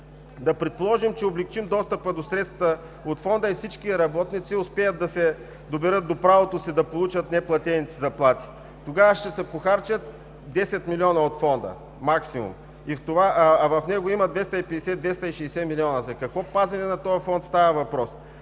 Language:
Bulgarian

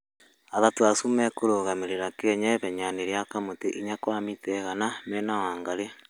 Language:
Kikuyu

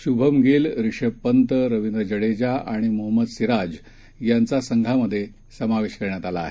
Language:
Marathi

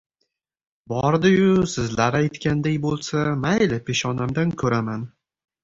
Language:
Uzbek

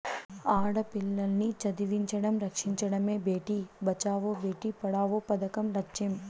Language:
Telugu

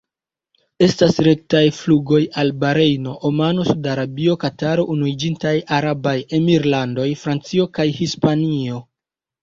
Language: Esperanto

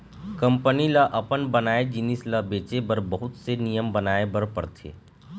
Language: Chhattisgarhi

